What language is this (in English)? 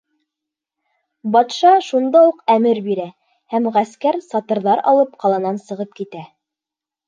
Bashkir